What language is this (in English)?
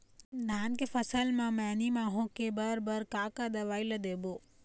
Chhattisgarhi